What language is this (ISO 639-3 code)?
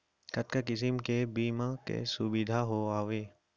hne